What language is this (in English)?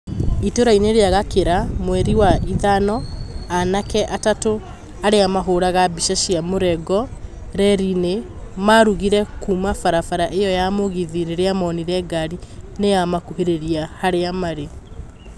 Kikuyu